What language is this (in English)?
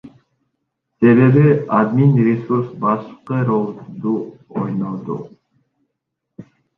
Kyrgyz